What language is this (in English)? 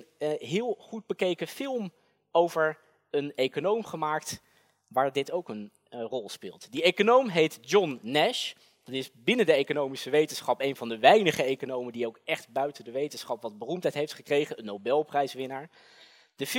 Dutch